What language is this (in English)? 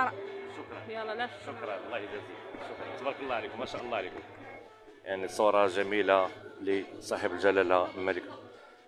Arabic